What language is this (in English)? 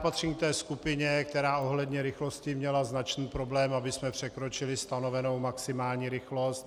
Czech